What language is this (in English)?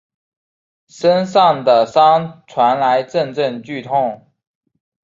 Chinese